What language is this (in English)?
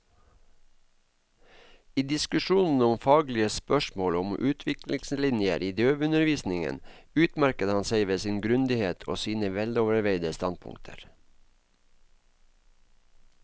Norwegian